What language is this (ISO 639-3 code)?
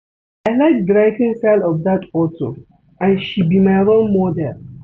pcm